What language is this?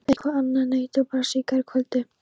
Icelandic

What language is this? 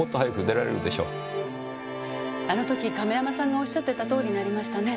Japanese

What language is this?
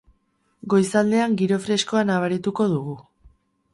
Basque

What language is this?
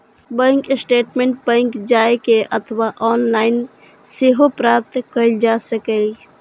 Maithili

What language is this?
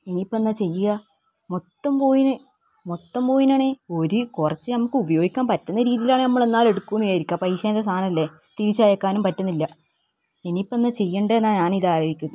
Malayalam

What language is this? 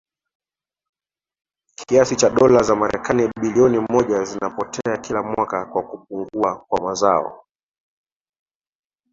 Swahili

